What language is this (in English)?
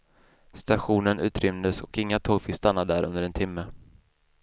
Swedish